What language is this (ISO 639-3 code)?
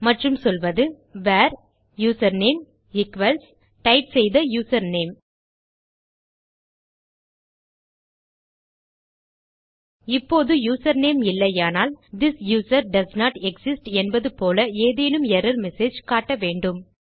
tam